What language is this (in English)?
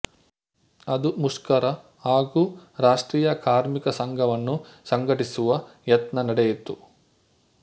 Kannada